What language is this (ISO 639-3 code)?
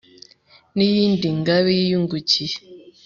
kin